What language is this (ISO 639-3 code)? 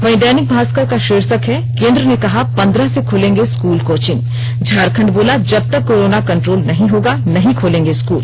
hin